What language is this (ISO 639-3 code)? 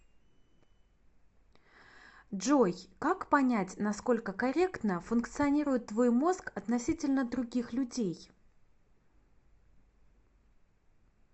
rus